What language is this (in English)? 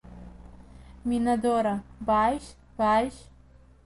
Abkhazian